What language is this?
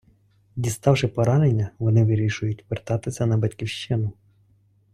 Ukrainian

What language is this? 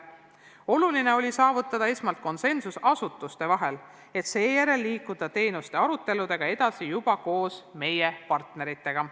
Estonian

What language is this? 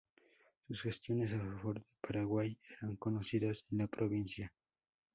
Spanish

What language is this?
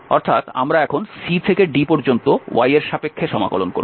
Bangla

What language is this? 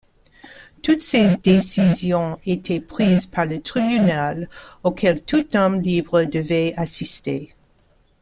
French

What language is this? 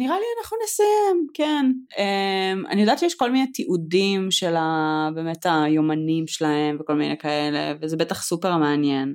Hebrew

